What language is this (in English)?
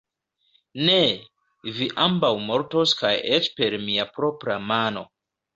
Esperanto